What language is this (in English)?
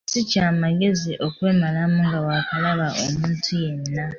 Ganda